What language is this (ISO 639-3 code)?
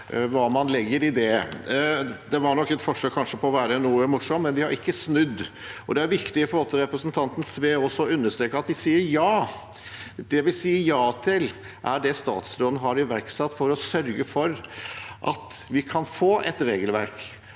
nor